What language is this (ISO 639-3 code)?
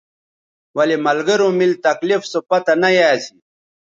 btv